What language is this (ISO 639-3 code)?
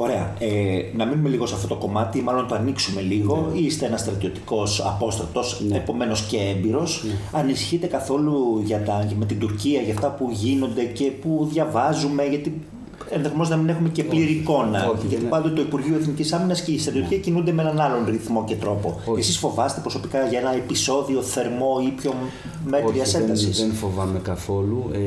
ell